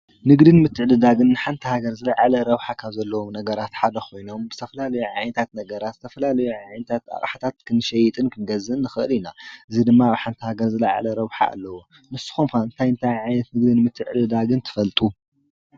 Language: Tigrinya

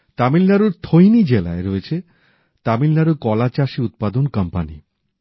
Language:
Bangla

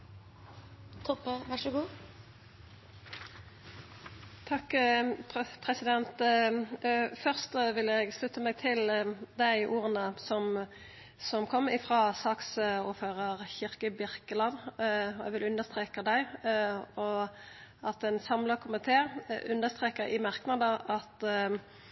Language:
Norwegian Nynorsk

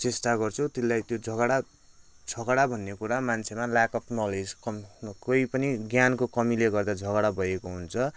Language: Nepali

